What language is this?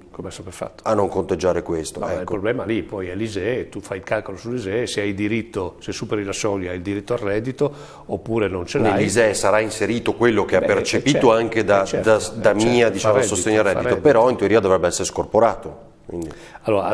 Italian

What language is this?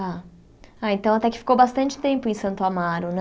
Portuguese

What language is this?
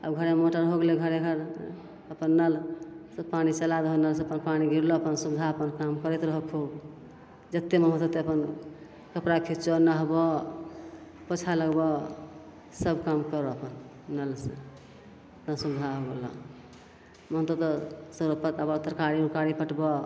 Maithili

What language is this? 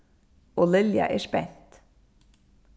Faroese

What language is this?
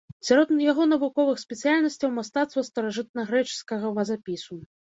Belarusian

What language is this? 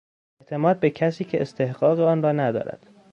Persian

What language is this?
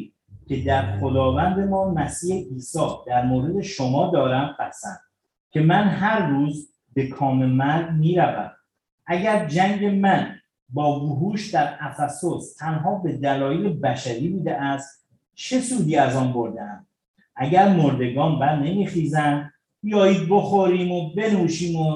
Persian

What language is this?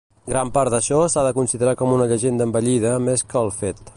Catalan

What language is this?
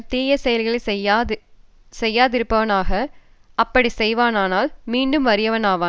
Tamil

